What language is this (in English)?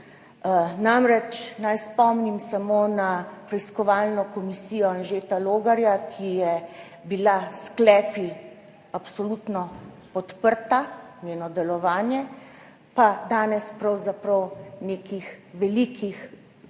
Slovenian